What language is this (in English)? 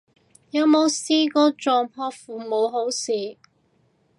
Cantonese